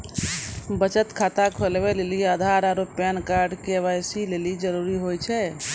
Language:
Maithili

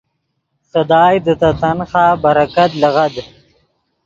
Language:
Yidgha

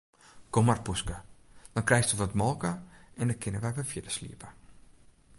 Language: Western Frisian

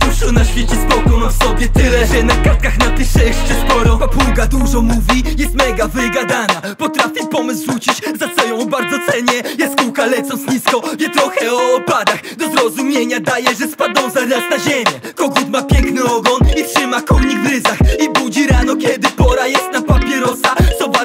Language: Polish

